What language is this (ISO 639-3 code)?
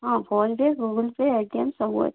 ori